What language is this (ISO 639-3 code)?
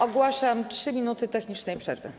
pol